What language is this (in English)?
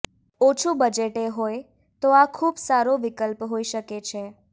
Gujarati